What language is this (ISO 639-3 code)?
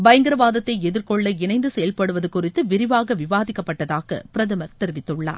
tam